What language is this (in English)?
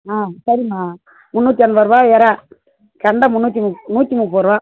Tamil